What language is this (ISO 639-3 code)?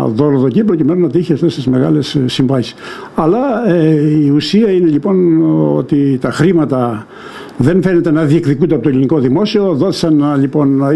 ell